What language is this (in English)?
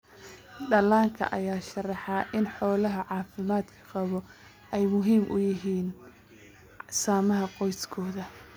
Somali